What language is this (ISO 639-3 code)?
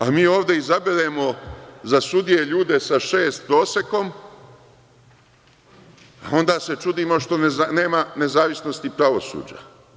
srp